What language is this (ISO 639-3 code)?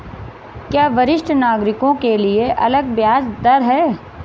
hin